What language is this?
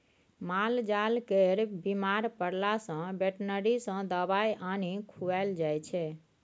Maithili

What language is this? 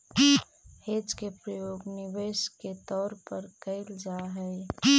Magahi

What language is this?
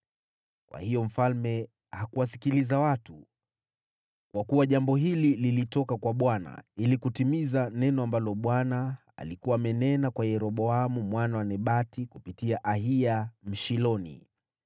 Swahili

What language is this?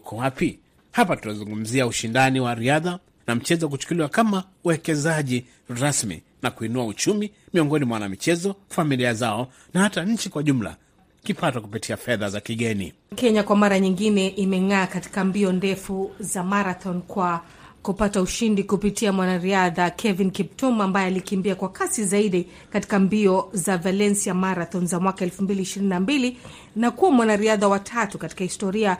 Swahili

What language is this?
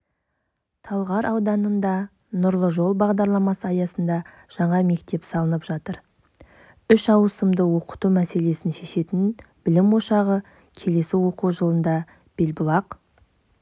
Kazakh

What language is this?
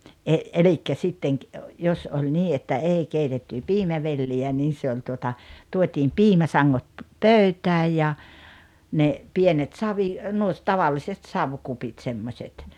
Finnish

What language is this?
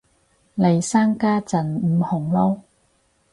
Cantonese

